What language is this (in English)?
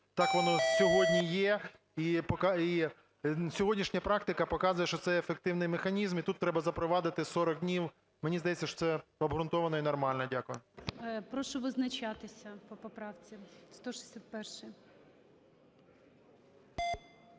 Ukrainian